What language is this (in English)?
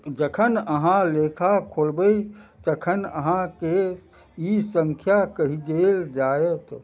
Maithili